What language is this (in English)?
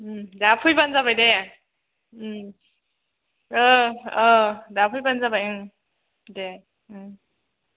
Bodo